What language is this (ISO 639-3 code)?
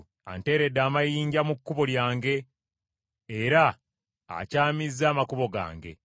lug